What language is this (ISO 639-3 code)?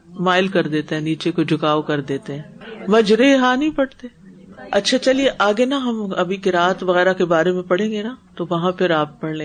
urd